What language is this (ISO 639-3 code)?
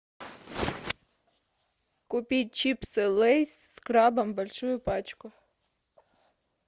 rus